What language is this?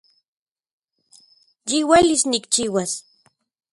Central Puebla Nahuatl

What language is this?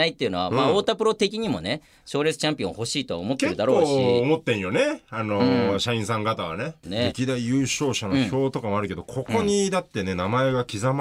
Japanese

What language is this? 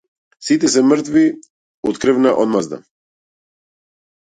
Macedonian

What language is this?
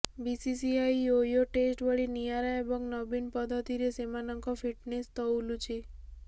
Odia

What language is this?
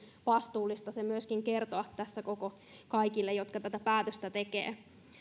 Finnish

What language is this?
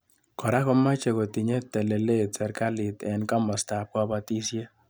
Kalenjin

